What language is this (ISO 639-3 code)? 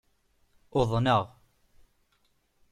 kab